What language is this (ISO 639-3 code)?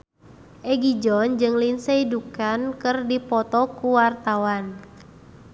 sun